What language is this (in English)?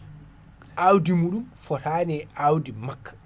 Fula